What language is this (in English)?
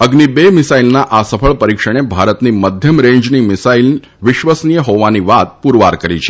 Gujarati